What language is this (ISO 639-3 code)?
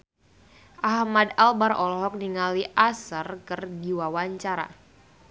sun